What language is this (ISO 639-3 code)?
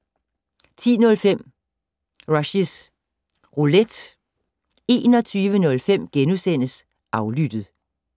dan